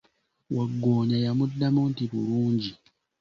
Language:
Ganda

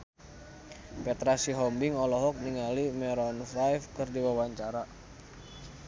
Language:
Sundanese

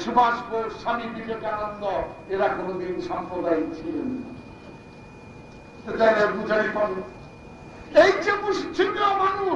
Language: Turkish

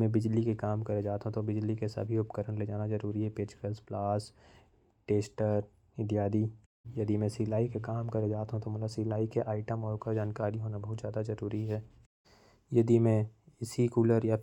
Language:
Korwa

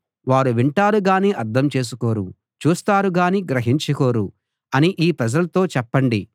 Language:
Telugu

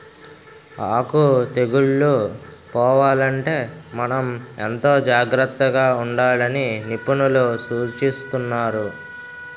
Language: Telugu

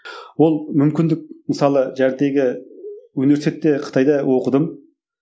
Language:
Kazakh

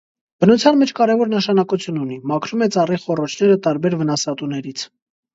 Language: Armenian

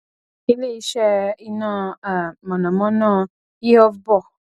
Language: Yoruba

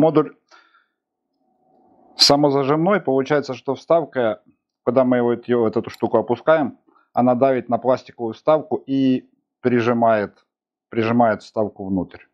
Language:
Russian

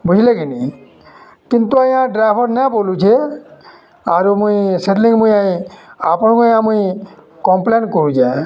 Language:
Odia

